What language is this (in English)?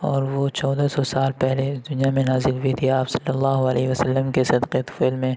Urdu